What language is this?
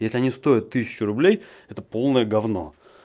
Russian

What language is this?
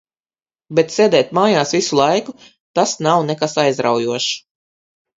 Latvian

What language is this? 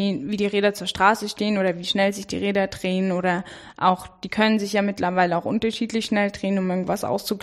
German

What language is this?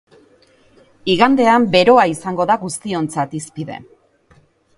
Basque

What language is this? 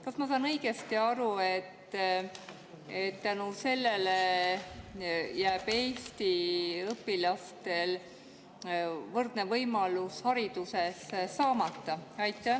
Estonian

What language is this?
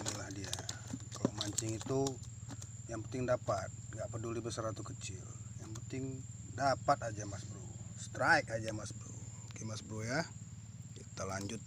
Indonesian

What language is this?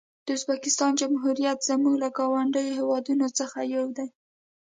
Pashto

